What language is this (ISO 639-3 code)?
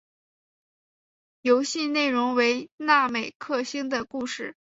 zho